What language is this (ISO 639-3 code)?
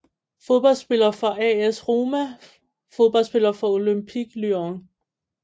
dan